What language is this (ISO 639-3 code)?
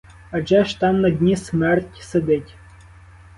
ukr